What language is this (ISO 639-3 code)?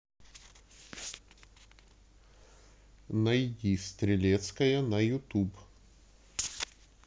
rus